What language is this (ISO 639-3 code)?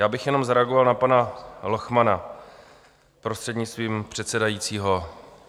ces